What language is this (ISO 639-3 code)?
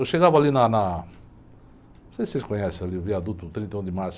por